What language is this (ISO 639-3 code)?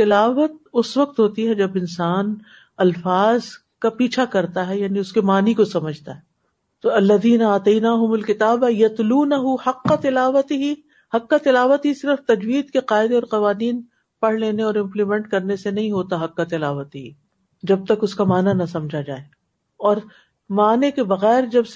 urd